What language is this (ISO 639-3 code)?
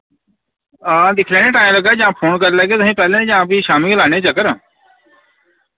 doi